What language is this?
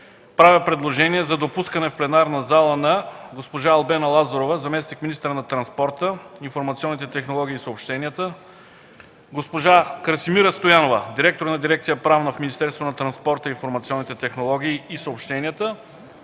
Bulgarian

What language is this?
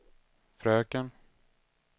Swedish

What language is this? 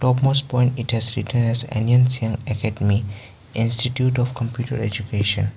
English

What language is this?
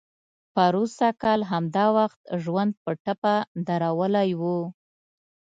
Pashto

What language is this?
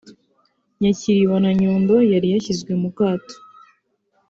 Kinyarwanda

